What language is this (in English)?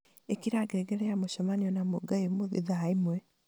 Kikuyu